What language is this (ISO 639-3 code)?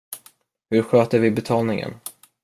swe